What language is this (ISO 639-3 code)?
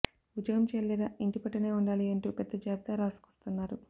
tel